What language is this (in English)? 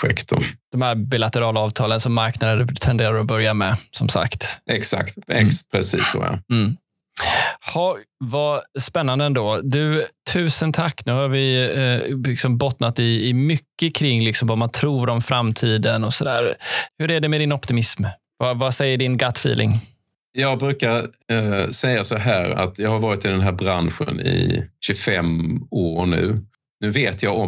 Swedish